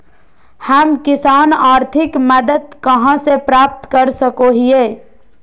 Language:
Magahi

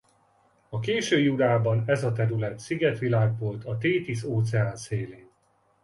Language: Hungarian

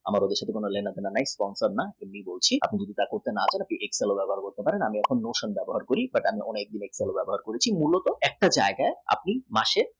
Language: Bangla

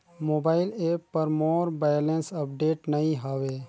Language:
Chhattisgarhi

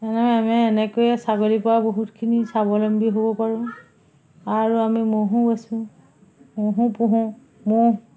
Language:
Assamese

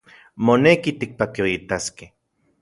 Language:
Central Puebla Nahuatl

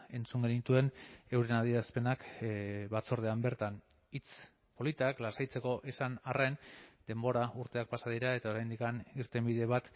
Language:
Basque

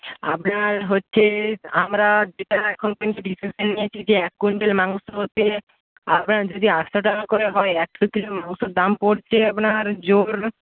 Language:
Bangla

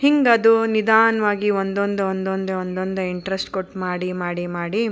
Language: Kannada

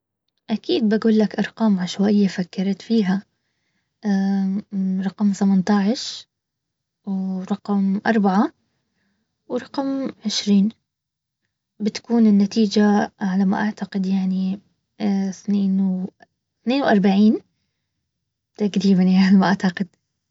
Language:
Baharna Arabic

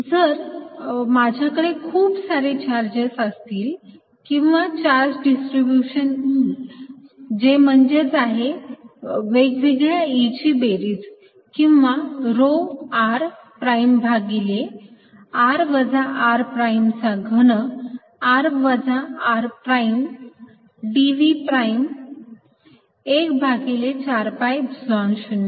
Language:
Marathi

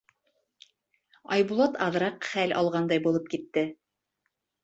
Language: Bashkir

